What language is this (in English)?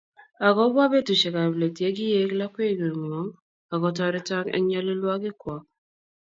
Kalenjin